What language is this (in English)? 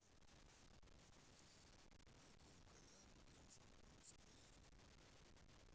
Russian